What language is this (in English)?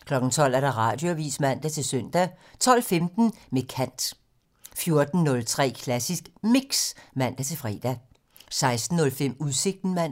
Danish